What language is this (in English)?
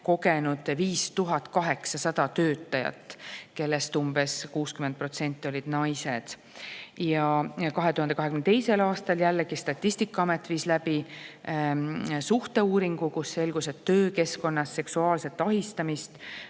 Estonian